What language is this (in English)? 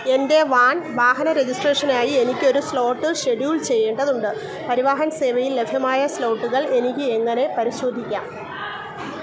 Malayalam